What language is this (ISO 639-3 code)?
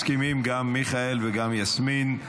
heb